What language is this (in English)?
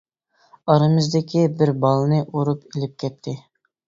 Uyghur